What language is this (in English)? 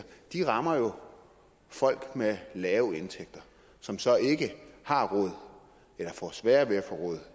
Danish